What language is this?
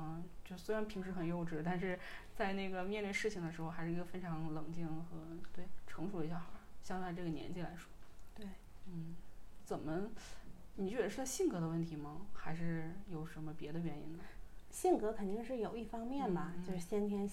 Chinese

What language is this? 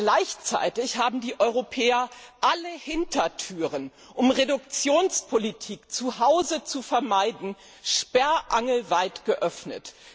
German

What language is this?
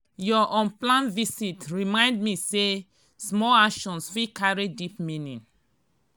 Nigerian Pidgin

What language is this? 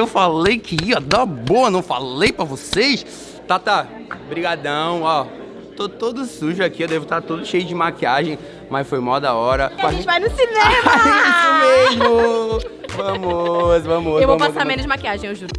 Portuguese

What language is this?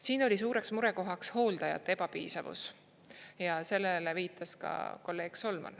Estonian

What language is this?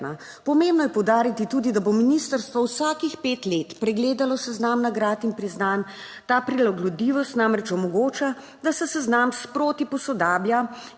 Slovenian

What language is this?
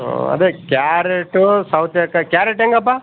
Kannada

